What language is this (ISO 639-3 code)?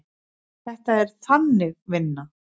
isl